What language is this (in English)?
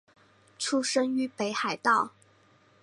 Chinese